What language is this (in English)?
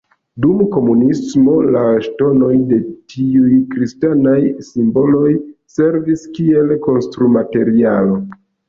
Esperanto